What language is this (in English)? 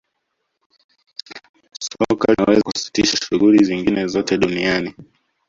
Swahili